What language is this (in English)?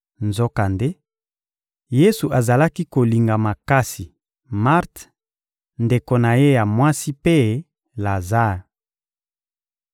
Lingala